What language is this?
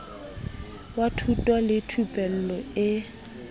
Southern Sotho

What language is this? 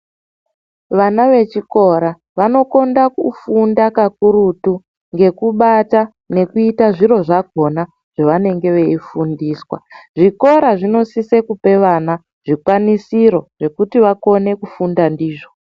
Ndau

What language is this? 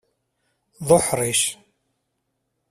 Kabyle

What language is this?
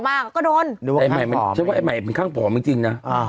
Thai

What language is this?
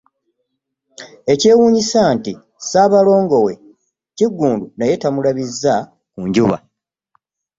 Ganda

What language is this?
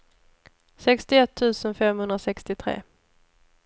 Swedish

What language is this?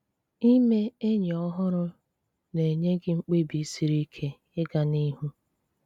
Igbo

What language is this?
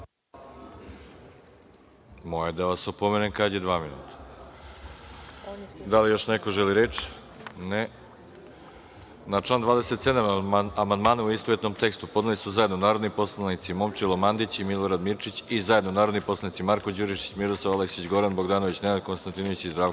Serbian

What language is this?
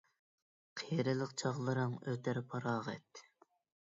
Uyghur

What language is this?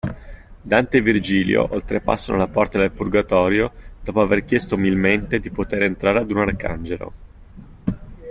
Italian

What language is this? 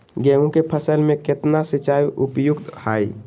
Magahi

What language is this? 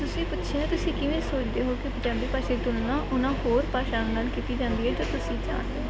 Punjabi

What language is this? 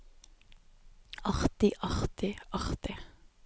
Norwegian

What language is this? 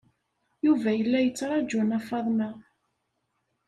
Kabyle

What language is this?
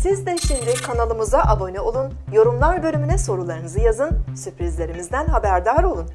Turkish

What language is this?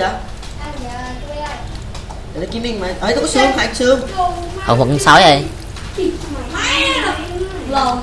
Vietnamese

